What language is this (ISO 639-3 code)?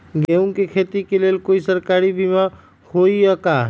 mag